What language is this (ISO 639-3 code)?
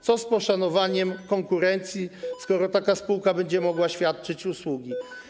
pol